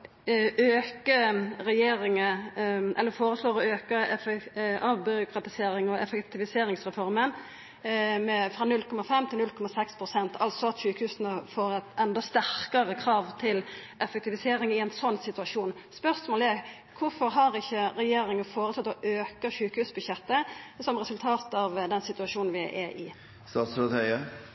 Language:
Norwegian Nynorsk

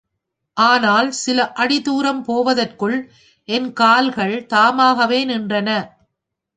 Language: Tamil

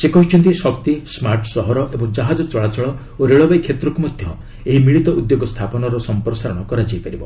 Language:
Odia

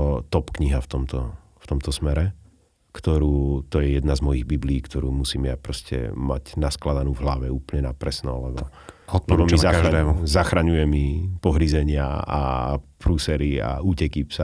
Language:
Slovak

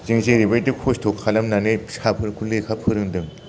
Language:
Bodo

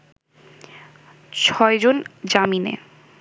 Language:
Bangla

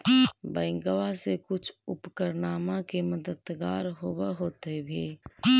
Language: Magahi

